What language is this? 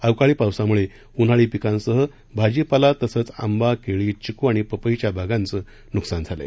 Marathi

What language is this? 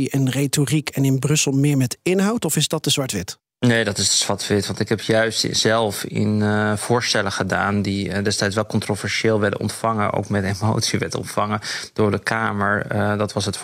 Dutch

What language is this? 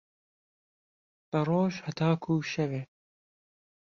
Central Kurdish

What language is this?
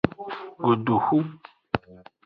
Aja (Benin)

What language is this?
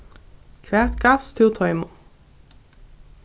Faroese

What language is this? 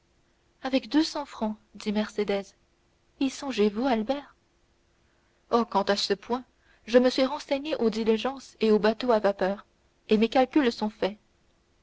French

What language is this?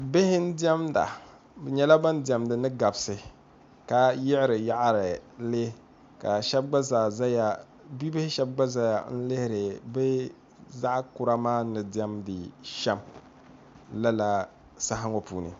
Dagbani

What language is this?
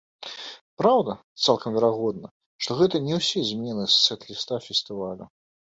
Belarusian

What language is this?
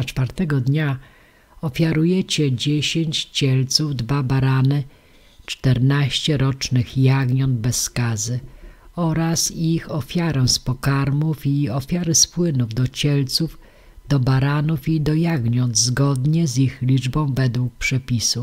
Polish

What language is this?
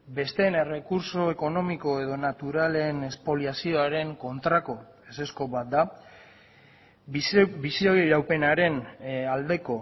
Basque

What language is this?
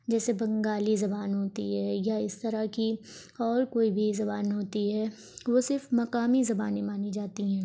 Urdu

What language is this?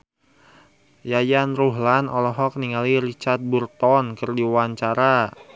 Sundanese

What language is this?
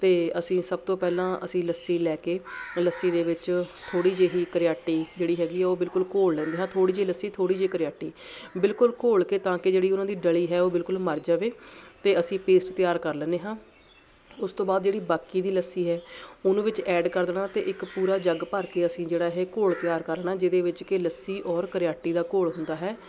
Punjabi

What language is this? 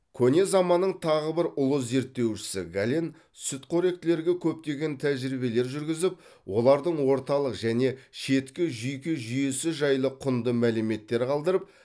Kazakh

